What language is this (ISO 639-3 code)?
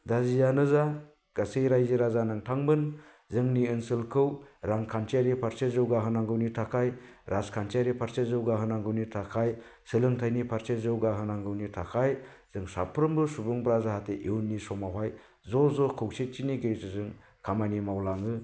brx